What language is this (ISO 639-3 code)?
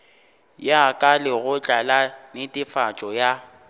nso